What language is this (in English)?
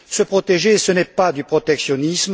French